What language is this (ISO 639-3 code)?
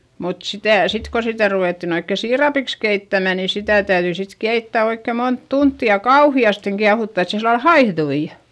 fin